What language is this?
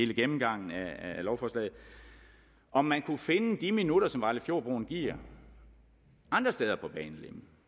Danish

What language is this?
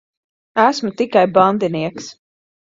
Latvian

